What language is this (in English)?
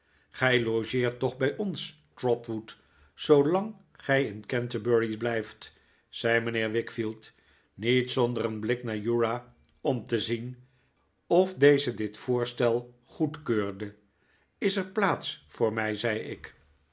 Dutch